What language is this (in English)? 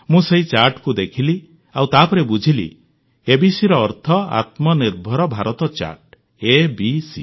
Odia